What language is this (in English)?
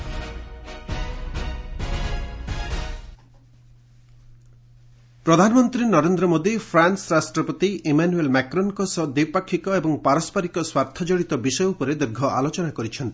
Odia